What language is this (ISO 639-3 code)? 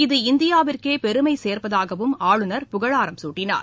tam